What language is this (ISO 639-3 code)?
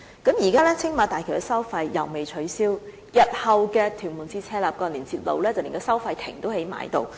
yue